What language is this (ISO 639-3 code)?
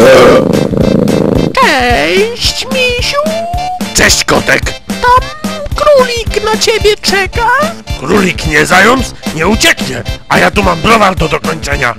pol